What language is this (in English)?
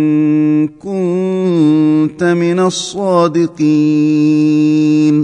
Arabic